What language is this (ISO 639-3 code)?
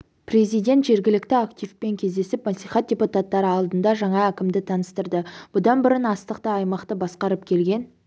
kaz